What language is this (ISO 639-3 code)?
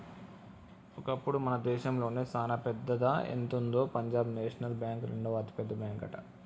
tel